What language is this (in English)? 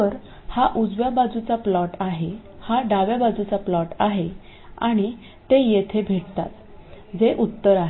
Marathi